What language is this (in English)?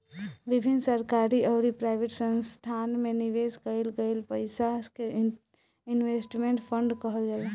Bhojpuri